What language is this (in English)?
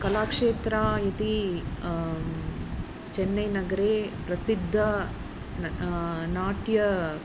Sanskrit